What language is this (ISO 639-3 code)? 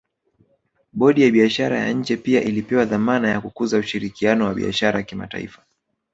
swa